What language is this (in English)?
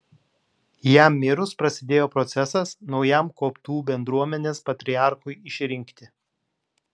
Lithuanian